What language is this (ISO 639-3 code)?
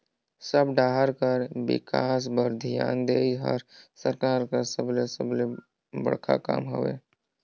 hne